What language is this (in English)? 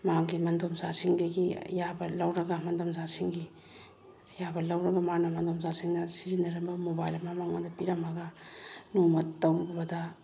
Manipuri